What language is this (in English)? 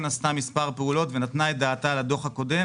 Hebrew